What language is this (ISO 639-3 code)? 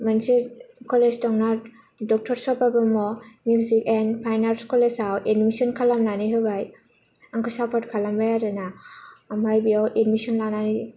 brx